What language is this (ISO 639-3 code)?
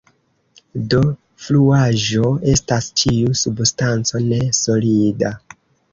epo